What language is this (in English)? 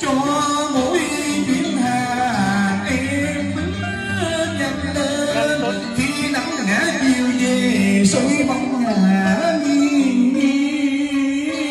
Vietnamese